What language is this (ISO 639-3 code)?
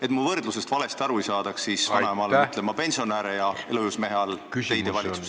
est